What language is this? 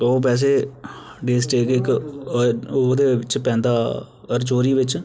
Dogri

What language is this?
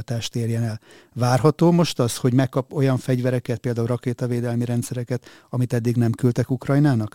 Hungarian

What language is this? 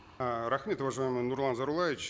Kazakh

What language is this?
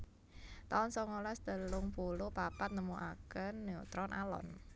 Javanese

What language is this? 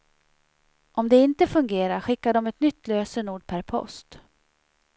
Swedish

